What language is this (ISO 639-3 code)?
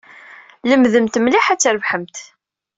kab